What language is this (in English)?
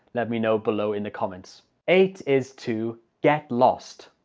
English